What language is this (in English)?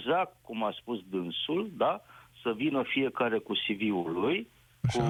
Romanian